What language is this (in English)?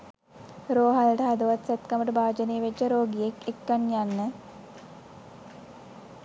Sinhala